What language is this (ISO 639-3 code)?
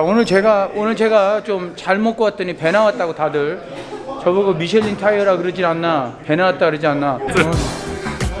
kor